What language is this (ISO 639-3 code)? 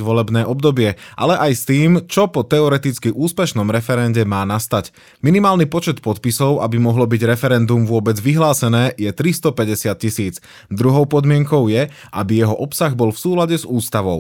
slk